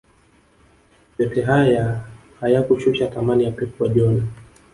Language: Swahili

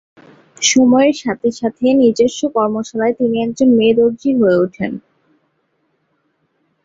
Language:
Bangla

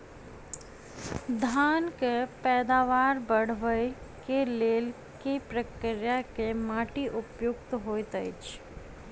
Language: Maithili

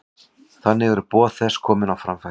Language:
Icelandic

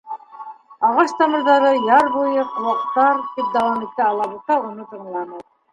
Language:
Bashkir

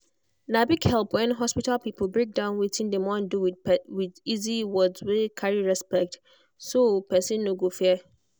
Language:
Nigerian Pidgin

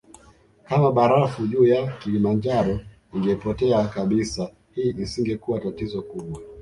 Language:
Swahili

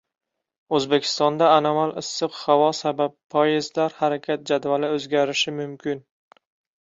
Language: Uzbek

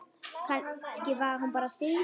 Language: Icelandic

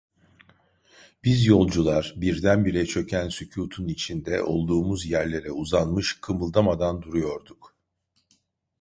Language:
Turkish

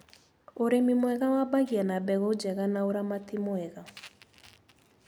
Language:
Kikuyu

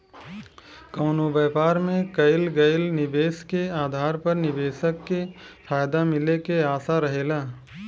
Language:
Bhojpuri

